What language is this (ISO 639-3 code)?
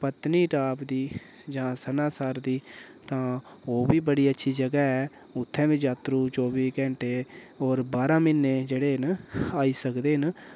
doi